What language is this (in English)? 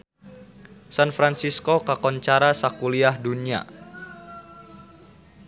Sundanese